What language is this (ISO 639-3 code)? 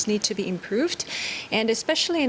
ind